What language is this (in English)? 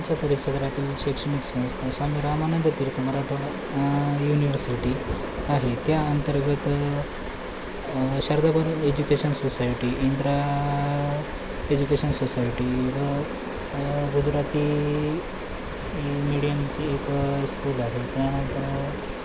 Marathi